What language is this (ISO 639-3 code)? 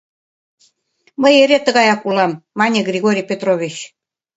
chm